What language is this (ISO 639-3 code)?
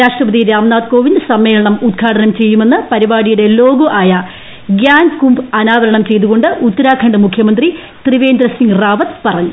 mal